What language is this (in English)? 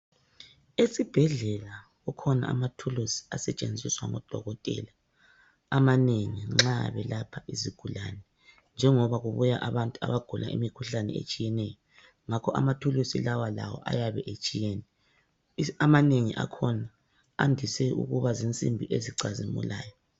North Ndebele